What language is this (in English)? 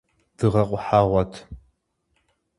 Kabardian